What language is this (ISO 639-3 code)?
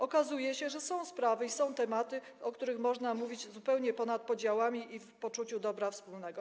pol